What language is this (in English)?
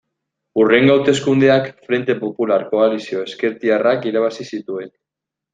Basque